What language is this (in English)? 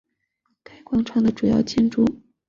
Chinese